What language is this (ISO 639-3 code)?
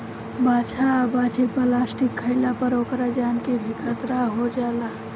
bho